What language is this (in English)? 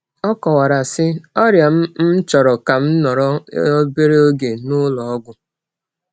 Igbo